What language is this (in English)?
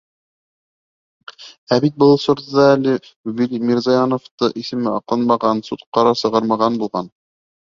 Bashkir